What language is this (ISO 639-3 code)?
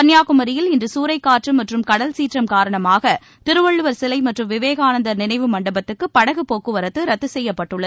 tam